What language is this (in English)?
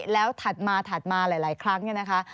Thai